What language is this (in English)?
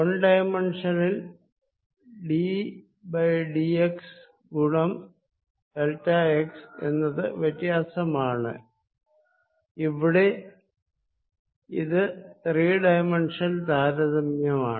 Malayalam